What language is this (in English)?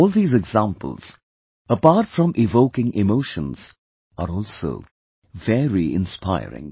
English